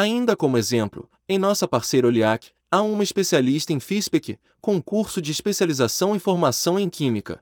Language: Portuguese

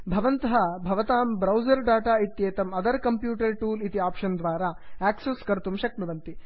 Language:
Sanskrit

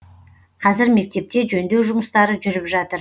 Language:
Kazakh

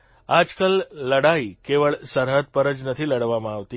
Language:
Gujarati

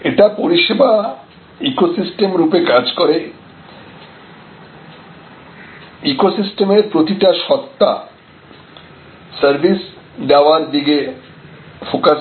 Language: Bangla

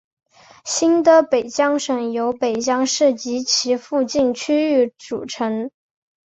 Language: Chinese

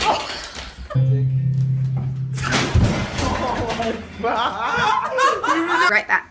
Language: English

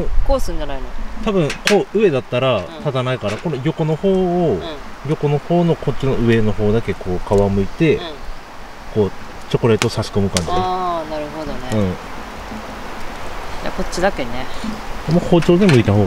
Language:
Japanese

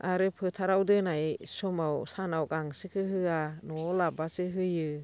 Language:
Bodo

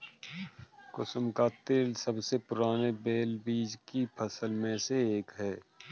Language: Hindi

